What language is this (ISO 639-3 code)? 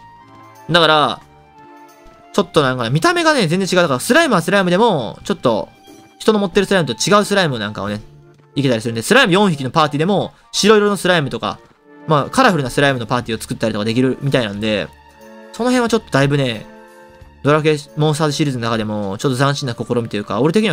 jpn